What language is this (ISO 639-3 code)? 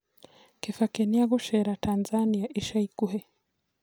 kik